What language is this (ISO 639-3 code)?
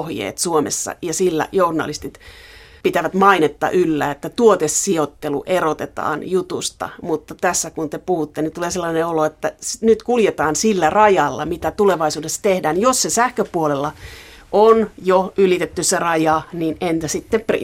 fin